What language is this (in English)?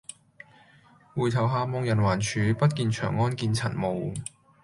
Cantonese